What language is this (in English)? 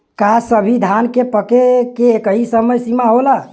Bhojpuri